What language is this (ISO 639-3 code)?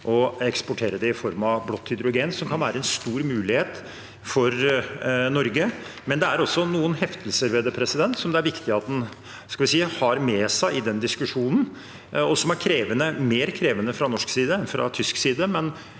nor